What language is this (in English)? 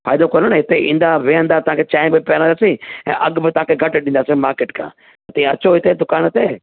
Sindhi